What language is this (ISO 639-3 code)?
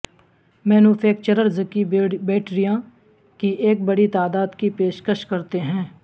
urd